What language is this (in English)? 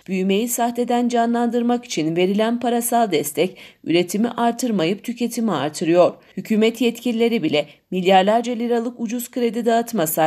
Turkish